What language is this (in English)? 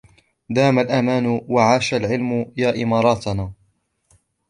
Arabic